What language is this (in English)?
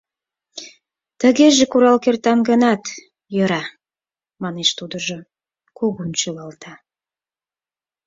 Mari